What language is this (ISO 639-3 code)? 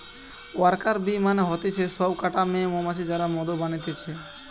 ben